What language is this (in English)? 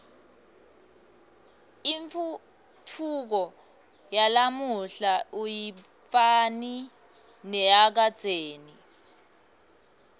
Swati